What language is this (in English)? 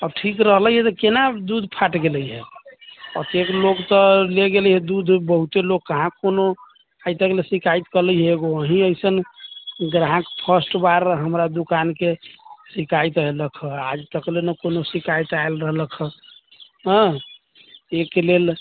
Maithili